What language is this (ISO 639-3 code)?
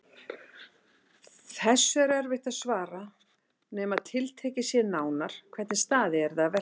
isl